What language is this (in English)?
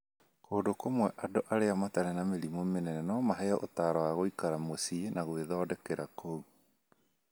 Kikuyu